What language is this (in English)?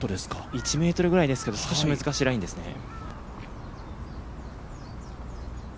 Japanese